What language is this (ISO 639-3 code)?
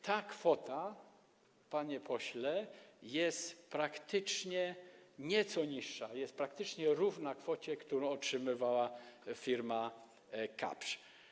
pol